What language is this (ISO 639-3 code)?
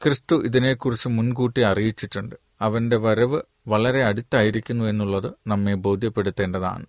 mal